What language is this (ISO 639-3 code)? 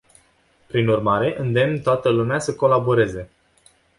ron